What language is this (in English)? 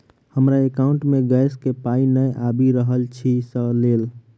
Maithili